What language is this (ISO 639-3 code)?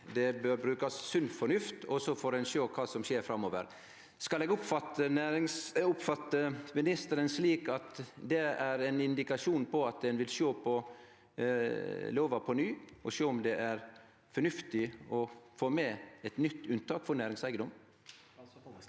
nor